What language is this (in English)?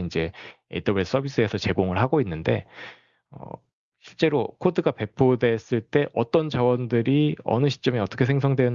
Korean